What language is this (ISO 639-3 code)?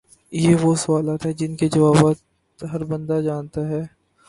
urd